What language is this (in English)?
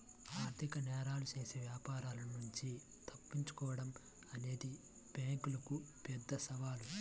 Telugu